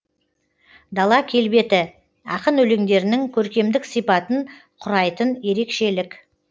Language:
Kazakh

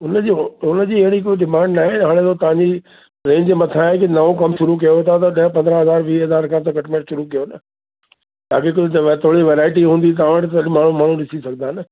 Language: Sindhi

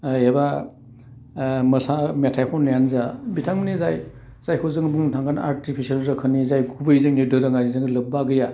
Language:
Bodo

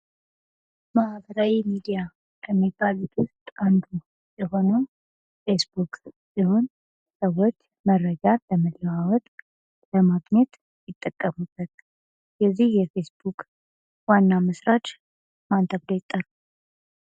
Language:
Amharic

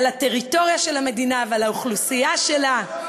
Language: Hebrew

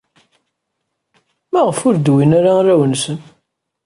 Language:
Kabyle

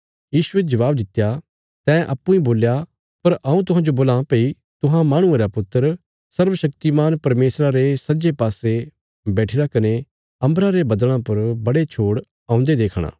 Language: Bilaspuri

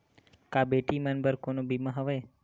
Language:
Chhattisgarhi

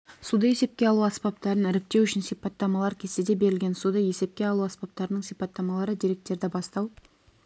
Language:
Kazakh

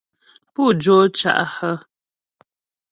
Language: Ghomala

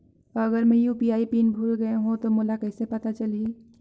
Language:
Chhattisgarhi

